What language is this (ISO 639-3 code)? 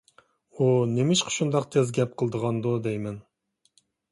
uig